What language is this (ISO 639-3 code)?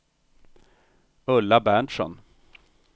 swe